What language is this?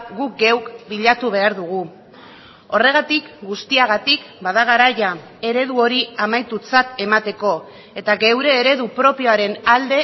Basque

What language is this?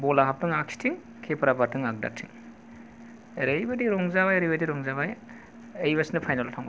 Bodo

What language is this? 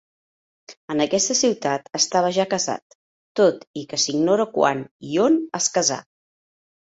Catalan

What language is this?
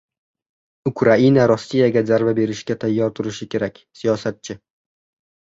Uzbek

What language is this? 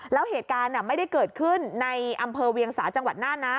Thai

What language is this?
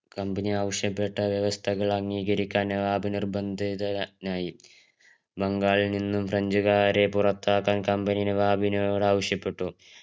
Malayalam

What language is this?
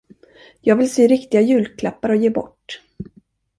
Swedish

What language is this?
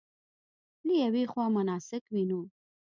Pashto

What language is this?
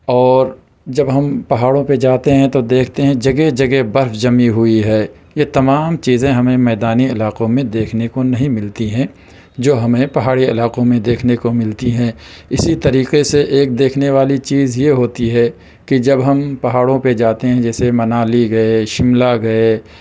Urdu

